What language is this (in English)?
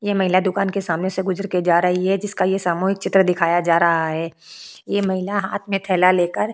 Hindi